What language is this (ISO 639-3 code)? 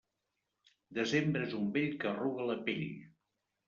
cat